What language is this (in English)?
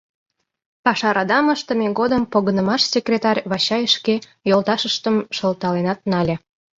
Mari